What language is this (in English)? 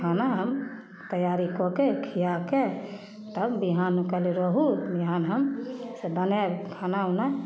Maithili